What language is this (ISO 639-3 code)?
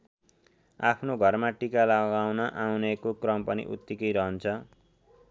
nep